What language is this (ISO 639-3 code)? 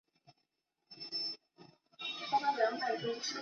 zho